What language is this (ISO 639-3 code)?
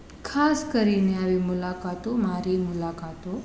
guj